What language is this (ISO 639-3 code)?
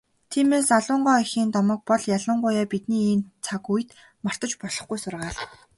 mon